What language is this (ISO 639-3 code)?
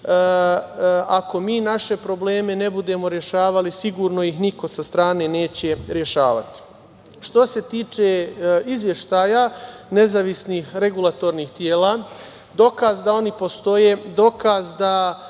srp